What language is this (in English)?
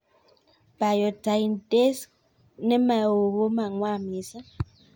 Kalenjin